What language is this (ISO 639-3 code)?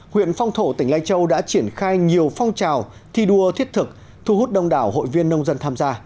vie